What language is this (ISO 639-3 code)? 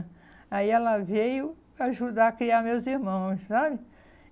por